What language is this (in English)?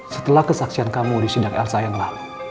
Indonesian